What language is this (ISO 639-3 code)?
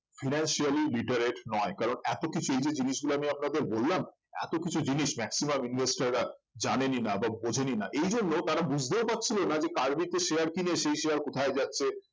ben